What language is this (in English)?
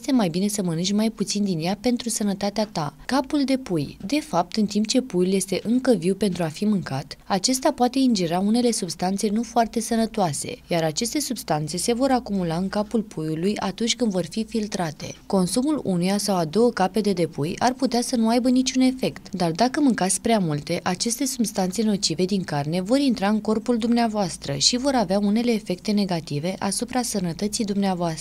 Romanian